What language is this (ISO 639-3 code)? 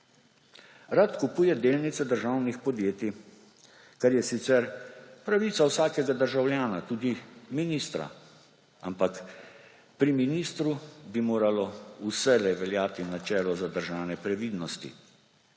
slv